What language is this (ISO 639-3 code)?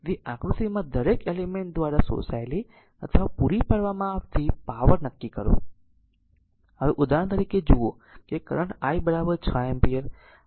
guj